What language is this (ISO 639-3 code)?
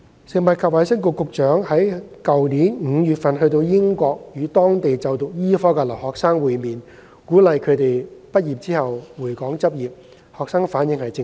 yue